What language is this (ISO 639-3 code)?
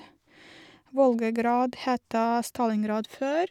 nor